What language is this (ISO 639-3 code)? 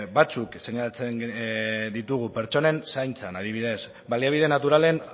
eus